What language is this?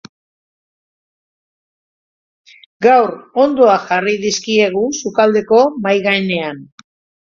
Basque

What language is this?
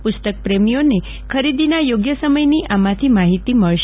Gujarati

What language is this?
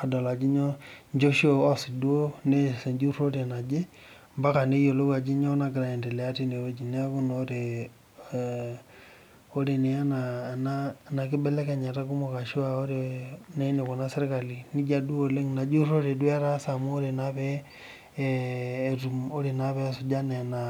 Masai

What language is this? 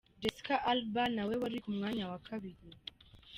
Kinyarwanda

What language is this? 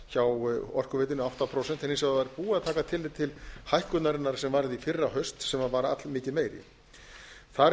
Icelandic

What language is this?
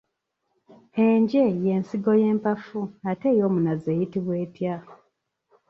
Ganda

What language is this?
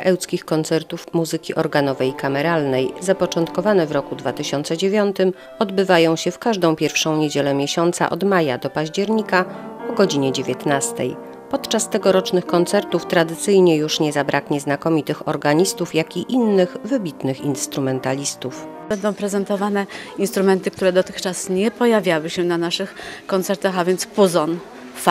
Polish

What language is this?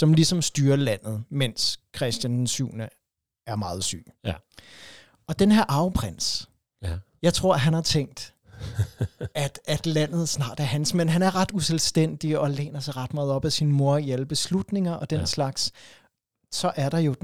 Danish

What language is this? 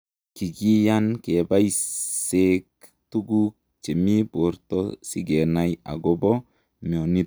Kalenjin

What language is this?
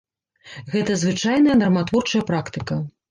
Belarusian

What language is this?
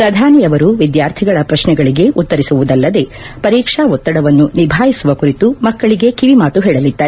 Kannada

